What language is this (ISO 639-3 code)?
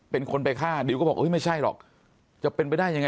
tha